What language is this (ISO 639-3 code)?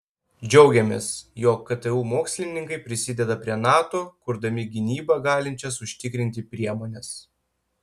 lit